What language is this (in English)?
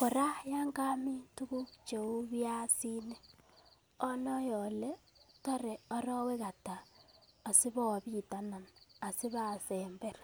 Kalenjin